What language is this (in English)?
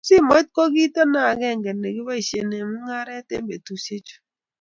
Kalenjin